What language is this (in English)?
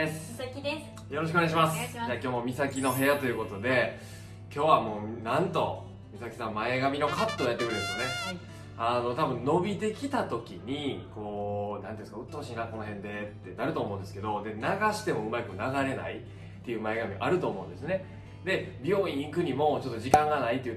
Japanese